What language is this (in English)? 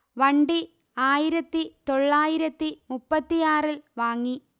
Malayalam